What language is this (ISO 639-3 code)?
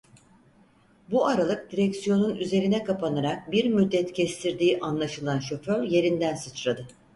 tur